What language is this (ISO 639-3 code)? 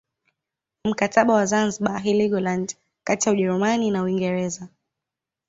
swa